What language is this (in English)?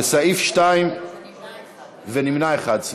Hebrew